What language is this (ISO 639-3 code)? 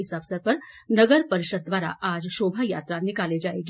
hin